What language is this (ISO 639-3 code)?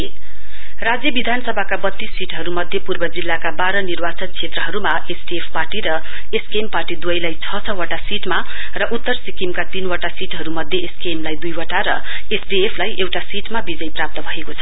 nep